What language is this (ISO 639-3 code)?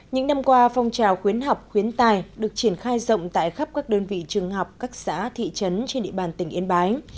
vie